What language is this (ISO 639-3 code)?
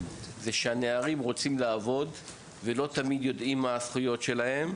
heb